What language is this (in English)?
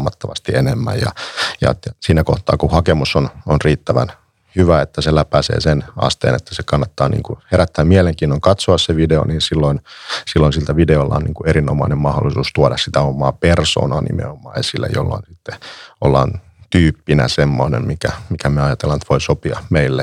Finnish